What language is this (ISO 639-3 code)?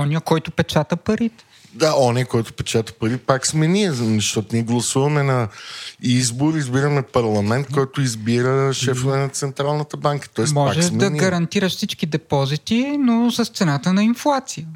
bul